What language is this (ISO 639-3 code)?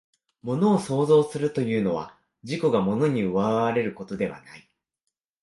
jpn